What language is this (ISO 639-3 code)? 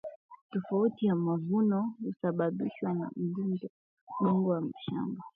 swa